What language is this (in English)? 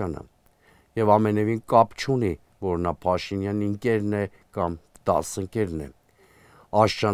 Romanian